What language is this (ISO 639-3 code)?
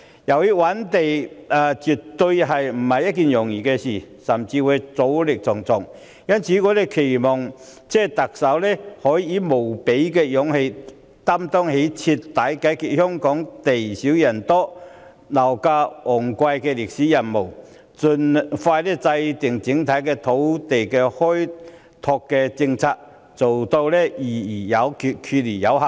yue